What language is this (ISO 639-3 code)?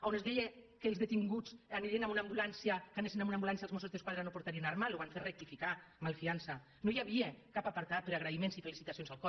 cat